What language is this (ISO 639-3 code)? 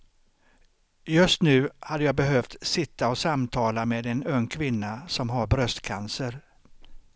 swe